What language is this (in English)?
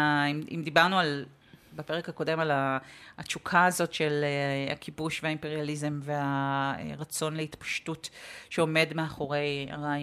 Hebrew